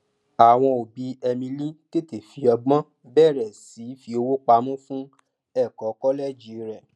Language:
Yoruba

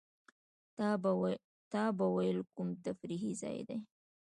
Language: Pashto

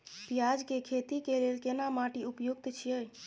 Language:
Maithili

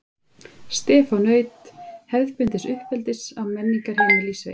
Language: Icelandic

